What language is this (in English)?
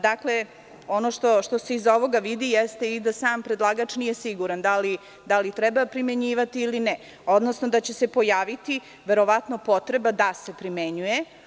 Serbian